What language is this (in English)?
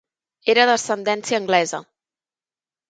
Catalan